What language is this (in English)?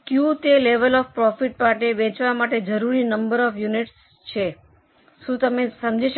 Gujarati